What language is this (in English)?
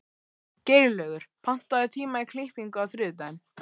Icelandic